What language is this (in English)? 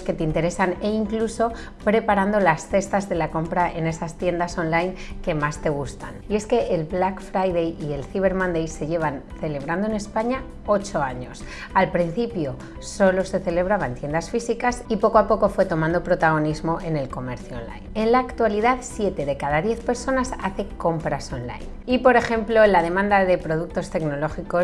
Spanish